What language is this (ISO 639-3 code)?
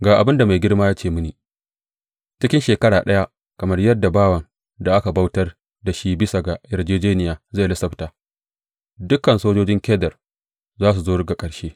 hau